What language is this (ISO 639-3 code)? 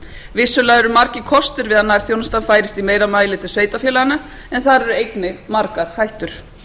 isl